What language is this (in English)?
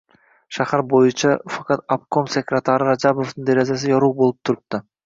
Uzbek